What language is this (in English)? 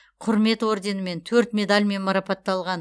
Kazakh